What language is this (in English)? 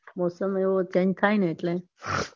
Gujarati